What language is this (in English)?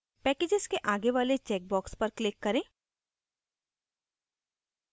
Hindi